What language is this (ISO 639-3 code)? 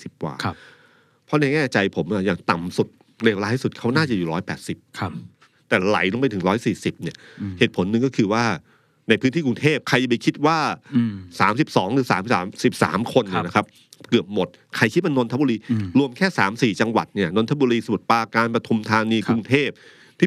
tha